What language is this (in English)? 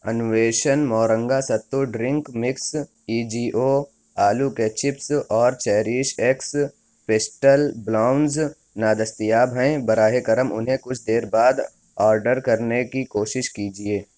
Urdu